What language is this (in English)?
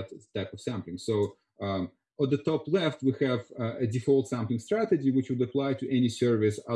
English